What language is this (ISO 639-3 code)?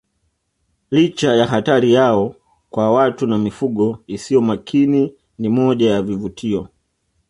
swa